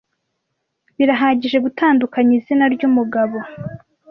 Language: Kinyarwanda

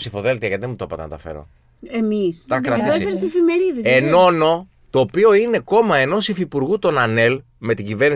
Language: Greek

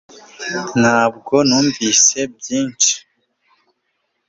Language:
Kinyarwanda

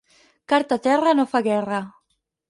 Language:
Catalan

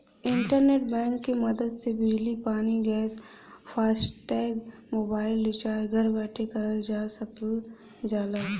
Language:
Bhojpuri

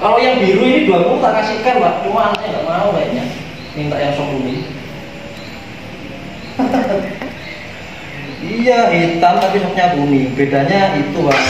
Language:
Indonesian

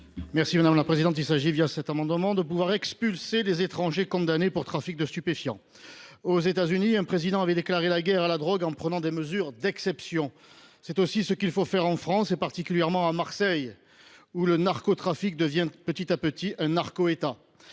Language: French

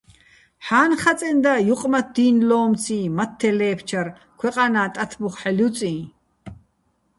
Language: Bats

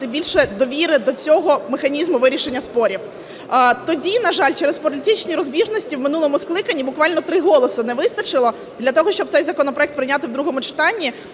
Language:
Ukrainian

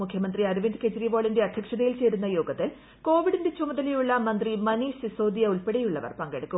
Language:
Malayalam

